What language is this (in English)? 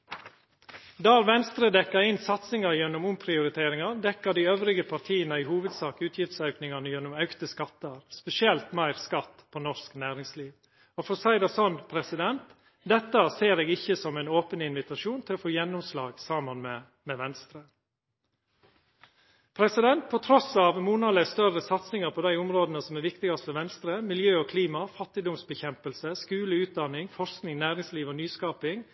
Norwegian Nynorsk